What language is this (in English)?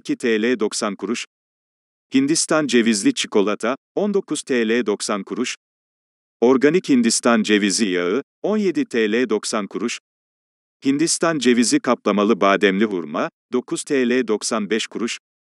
Turkish